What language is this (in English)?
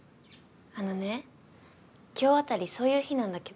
Japanese